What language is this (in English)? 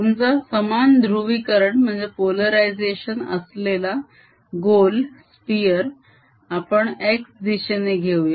Marathi